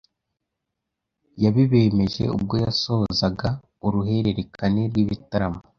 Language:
Kinyarwanda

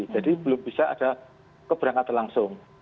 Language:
Indonesian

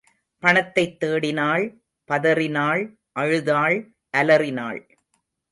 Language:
Tamil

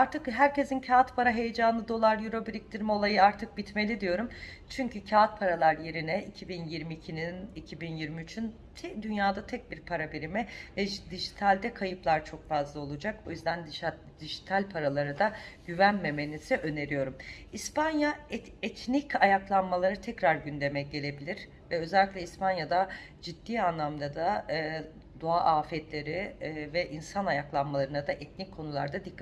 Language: Turkish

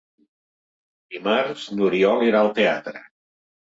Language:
Catalan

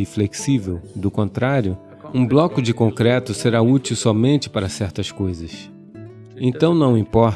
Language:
Portuguese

